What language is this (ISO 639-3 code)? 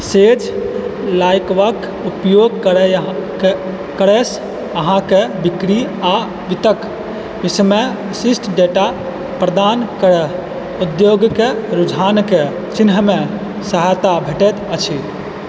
mai